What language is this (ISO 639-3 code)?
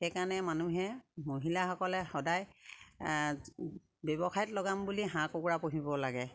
asm